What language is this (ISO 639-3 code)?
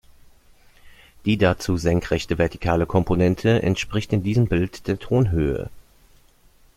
deu